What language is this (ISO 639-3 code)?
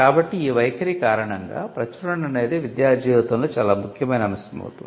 tel